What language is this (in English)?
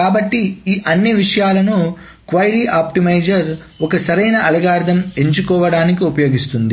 Telugu